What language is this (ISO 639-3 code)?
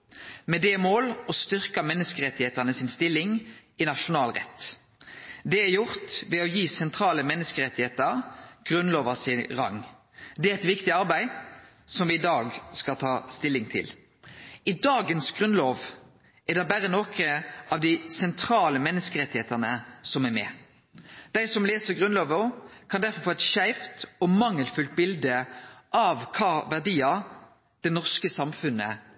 nno